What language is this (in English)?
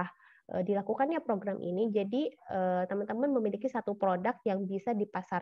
Indonesian